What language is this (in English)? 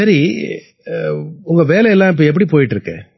Tamil